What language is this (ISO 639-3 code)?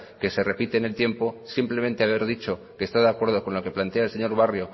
spa